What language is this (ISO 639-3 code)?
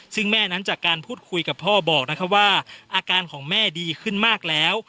tha